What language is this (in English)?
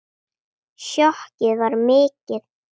Icelandic